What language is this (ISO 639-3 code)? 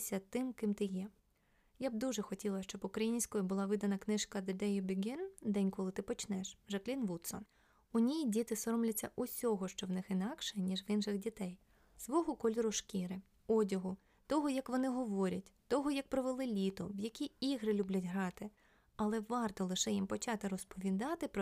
ukr